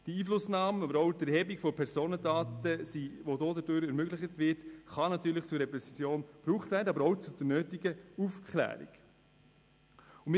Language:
Swiss German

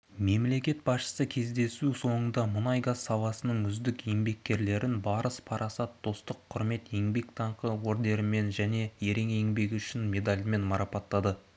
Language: Kazakh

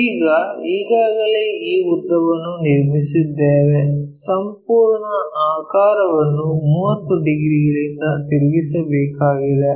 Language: Kannada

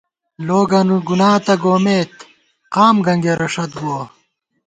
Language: Gawar-Bati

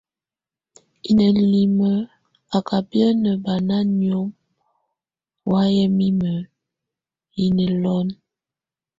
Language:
Tunen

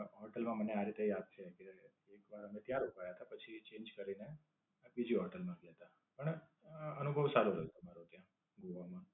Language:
Gujarati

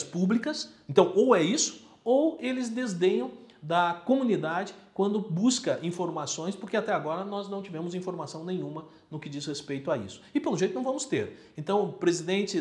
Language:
Portuguese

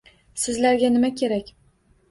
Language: Uzbek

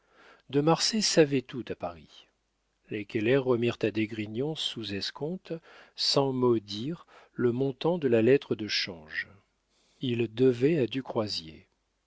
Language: French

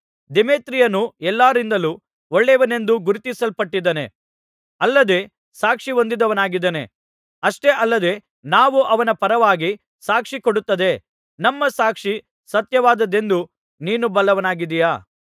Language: Kannada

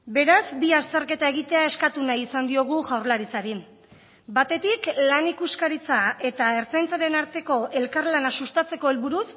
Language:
Basque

